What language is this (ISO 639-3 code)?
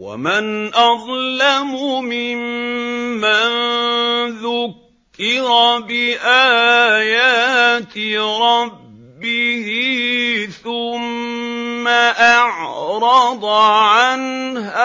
ara